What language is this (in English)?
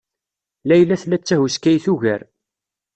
Kabyle